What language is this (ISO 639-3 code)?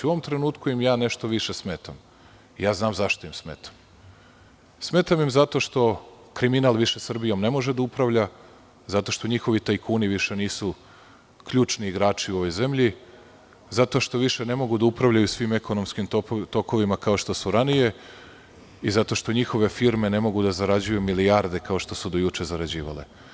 srp